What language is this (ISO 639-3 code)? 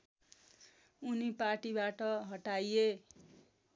nep